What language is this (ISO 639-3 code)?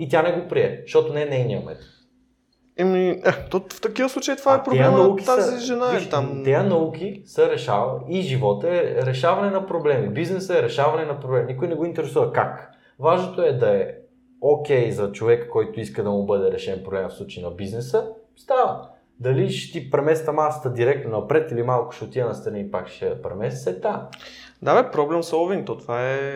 bul